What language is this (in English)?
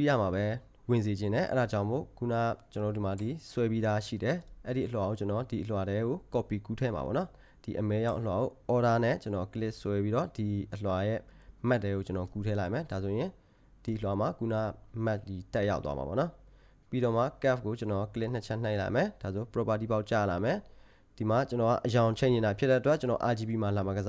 Korean